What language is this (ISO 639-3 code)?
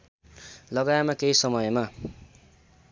nep